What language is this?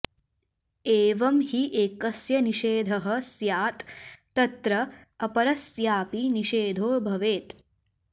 Sanskrit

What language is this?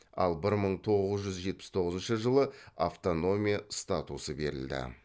Kazakh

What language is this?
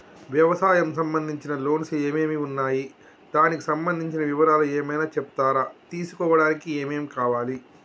Telugu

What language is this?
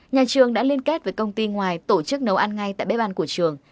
Vietnamese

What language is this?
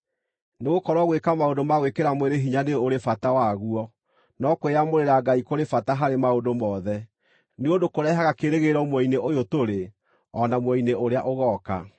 Kikuyu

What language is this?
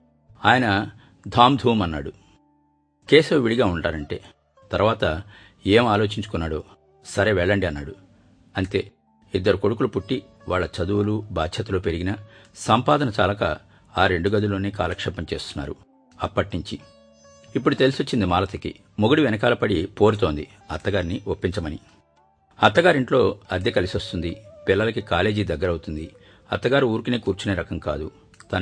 Telugu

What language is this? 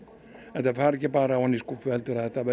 Icelandic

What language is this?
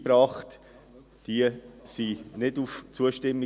Swiss German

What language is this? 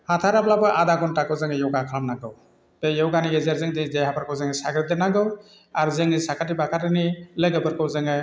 Bodo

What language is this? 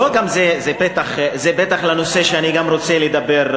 Hebrew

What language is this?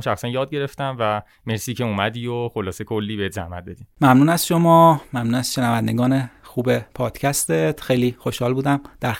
Persian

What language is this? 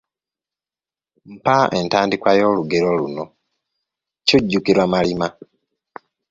Ganda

